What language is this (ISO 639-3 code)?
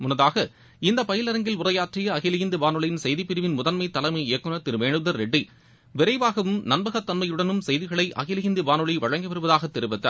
tam